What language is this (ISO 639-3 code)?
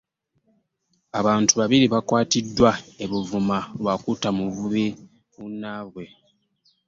lug